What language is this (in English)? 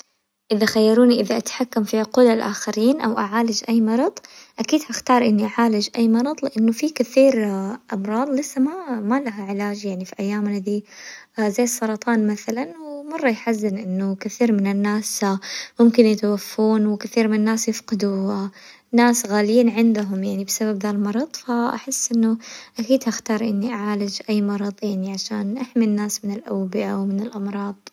Hijazi Arabic